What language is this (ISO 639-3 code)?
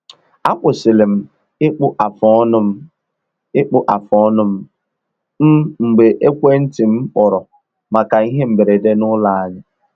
ibo